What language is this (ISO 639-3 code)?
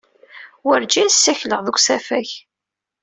kab